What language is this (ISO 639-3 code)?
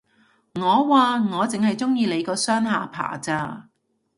yue